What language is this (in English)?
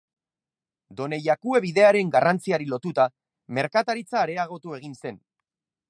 Basque